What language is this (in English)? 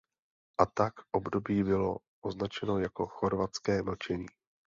Czech